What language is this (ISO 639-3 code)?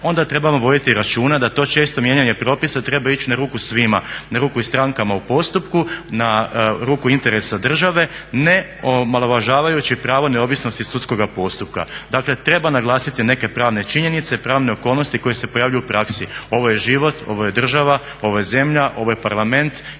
hrv